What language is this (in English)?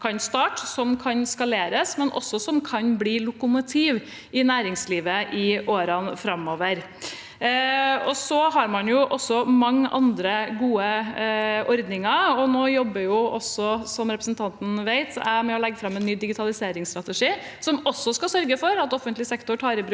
Norwegian